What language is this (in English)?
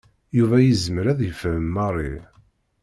Kabyle